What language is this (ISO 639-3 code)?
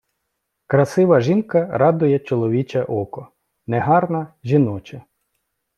ukr